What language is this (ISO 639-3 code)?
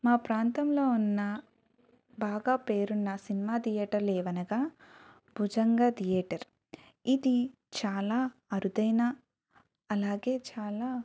tel